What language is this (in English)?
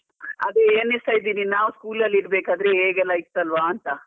Kannada